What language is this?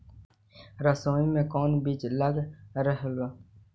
Magahi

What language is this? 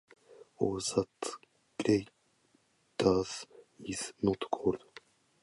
Japanese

